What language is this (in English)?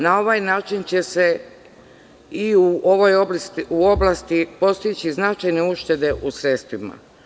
Serbian